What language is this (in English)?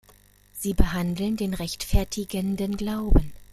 German